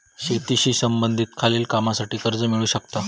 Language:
Marathi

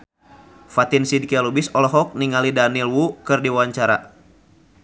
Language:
Sundanese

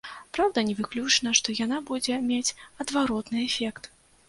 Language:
Belarusian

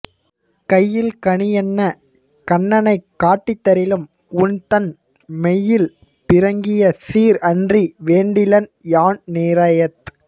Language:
Tamil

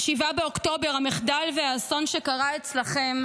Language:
Hebrew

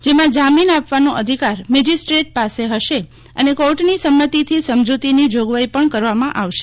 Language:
Gujarati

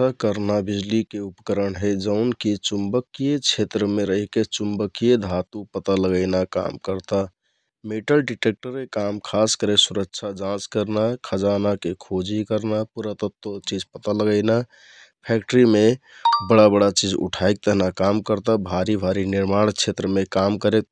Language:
Kathoriya Tharu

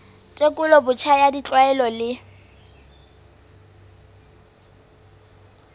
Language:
Southern Sotho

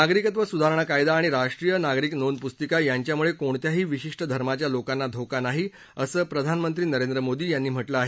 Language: Marathi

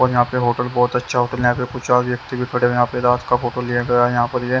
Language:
Hindi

